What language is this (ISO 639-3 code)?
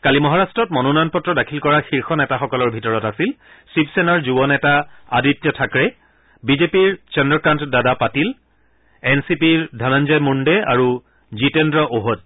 asm